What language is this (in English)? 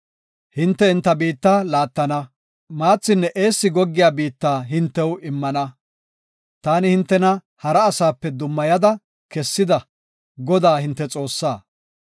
Gofa